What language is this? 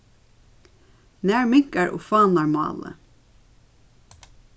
Faroese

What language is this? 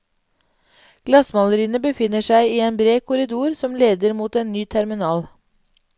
Norwegian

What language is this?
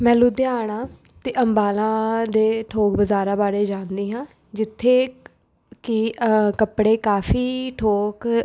Punjabi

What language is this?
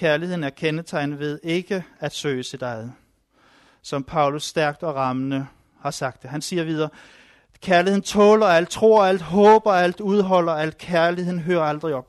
Danish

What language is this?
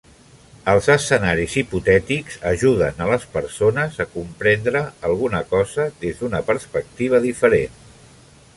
Catalan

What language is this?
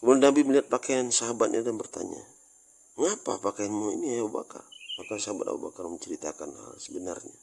Indonesian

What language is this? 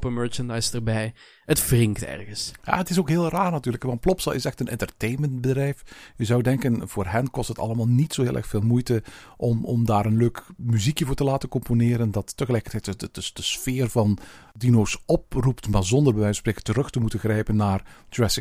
Dutch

